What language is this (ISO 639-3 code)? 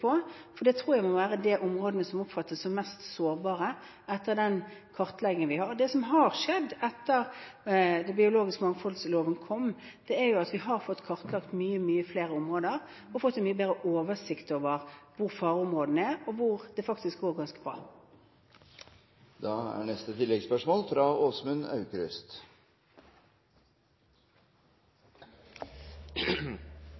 nor